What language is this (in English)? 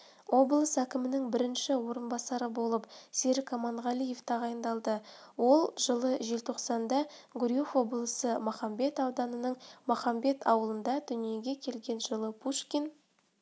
Kazakh